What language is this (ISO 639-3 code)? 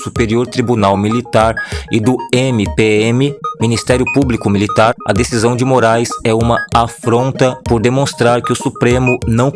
por